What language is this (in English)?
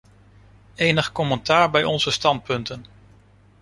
Dutch